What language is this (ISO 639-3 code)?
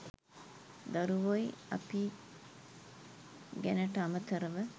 sin